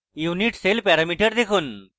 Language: Bangla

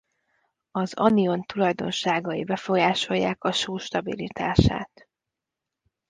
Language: Hungarian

